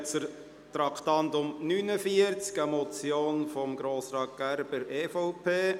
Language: Swiss German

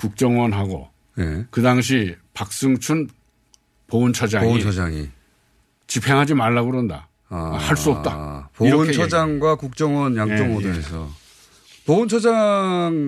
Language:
Korean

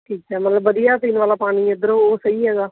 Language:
Punjabi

